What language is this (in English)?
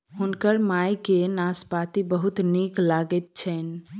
Maithili